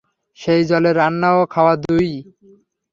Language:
Bangla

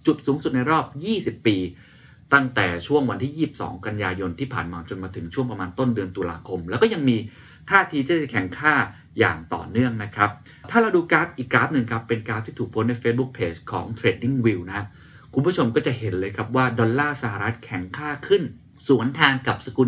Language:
Thai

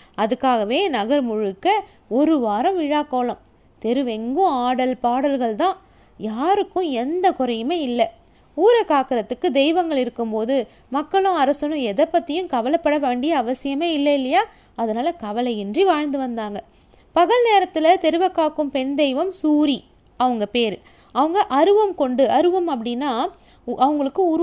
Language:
Tamil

